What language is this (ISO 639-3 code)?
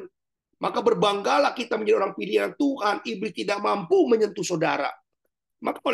ind